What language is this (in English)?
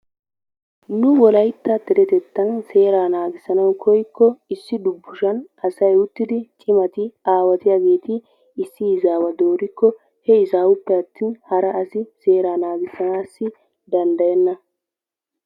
Wolaytta